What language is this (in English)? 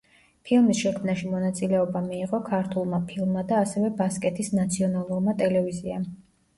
Georgian